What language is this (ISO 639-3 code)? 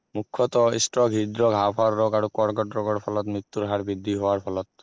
asm